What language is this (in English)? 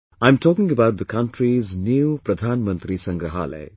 English